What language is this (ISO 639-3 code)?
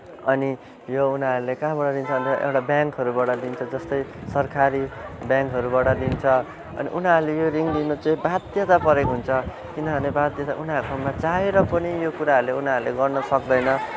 nep